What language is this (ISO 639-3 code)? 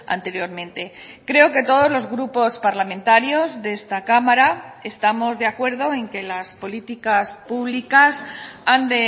spa